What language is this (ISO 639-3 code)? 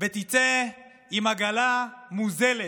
heb